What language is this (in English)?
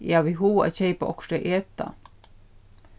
Faroese